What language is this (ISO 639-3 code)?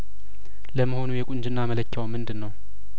amh